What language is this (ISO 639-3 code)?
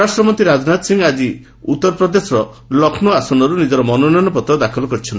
ori